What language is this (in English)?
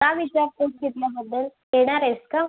Marathi